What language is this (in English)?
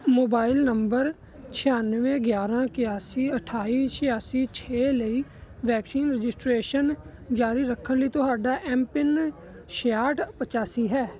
Punjabi